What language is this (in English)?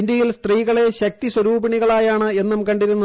Malayalam